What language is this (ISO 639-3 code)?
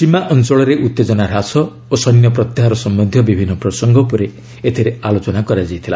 ori